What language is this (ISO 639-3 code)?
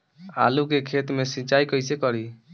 bho